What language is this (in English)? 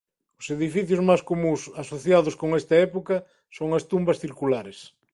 Galician